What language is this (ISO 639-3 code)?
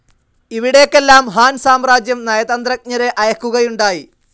mal